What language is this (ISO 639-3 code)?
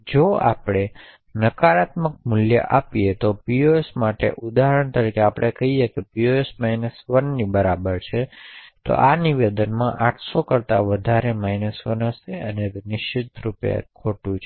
guj